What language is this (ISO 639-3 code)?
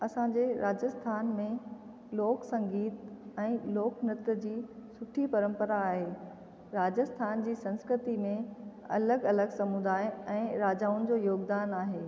snd